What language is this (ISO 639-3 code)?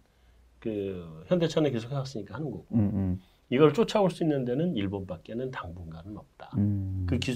kor